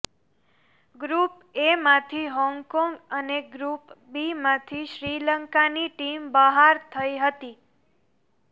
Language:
Gujarati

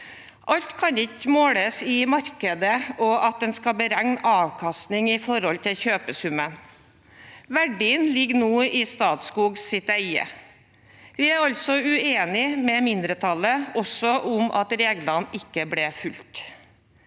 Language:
Norwegian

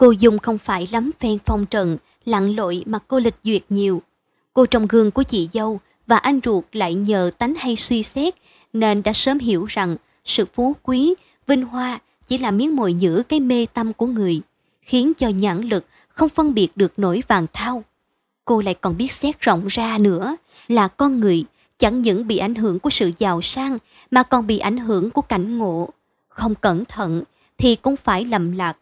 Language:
Vietnamese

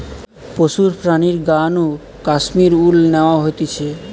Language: Bangla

